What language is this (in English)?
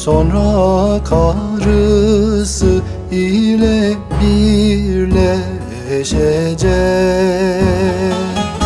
Turkish